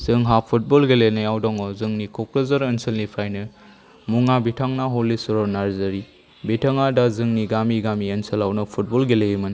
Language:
Bodo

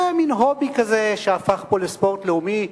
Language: Hebrew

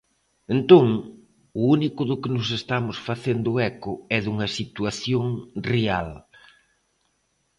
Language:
Galician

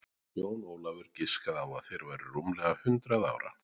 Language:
Icelandic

